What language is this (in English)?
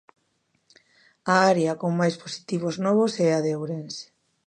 Galician